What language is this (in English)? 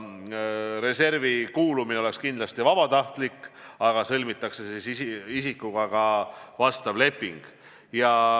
Estonian